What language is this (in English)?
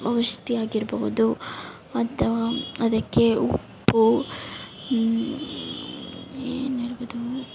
Kannada